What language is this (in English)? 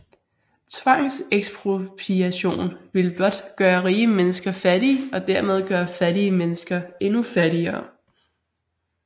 Danish